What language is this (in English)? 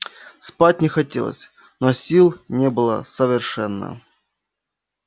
Russian